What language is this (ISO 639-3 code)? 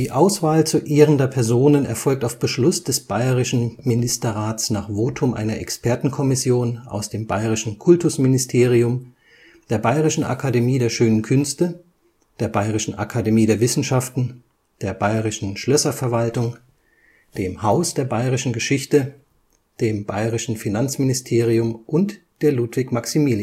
deu